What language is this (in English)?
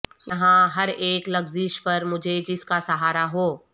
Urdu